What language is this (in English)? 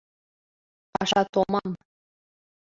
Mari